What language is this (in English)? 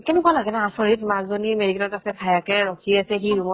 Assamese